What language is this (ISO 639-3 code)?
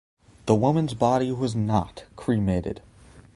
eng